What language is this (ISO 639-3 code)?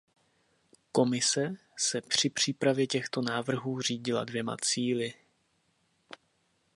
ces